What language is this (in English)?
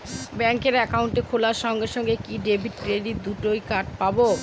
Bangla